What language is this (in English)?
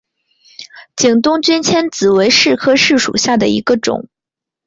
Chinese